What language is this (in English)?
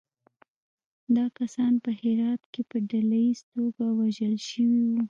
Pashto